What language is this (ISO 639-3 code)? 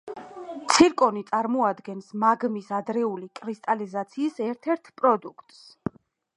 kat